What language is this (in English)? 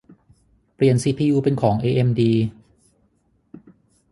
Thai